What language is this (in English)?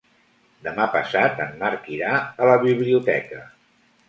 Catalan